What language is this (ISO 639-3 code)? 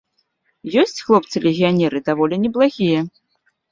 bel